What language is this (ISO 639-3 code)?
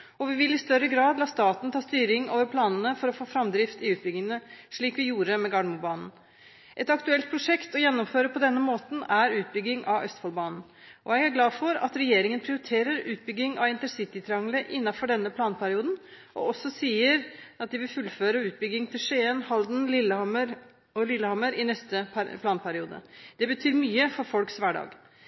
nob